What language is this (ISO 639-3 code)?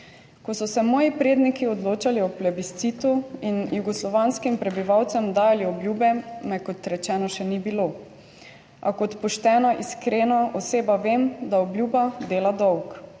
slv